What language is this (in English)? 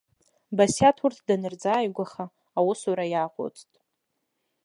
Abkhazian